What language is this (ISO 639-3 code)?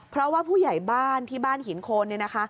tha